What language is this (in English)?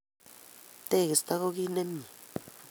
Kalenjin